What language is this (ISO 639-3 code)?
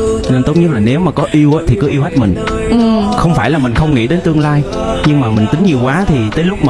vie